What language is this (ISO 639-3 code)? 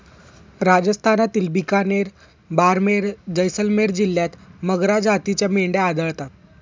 mar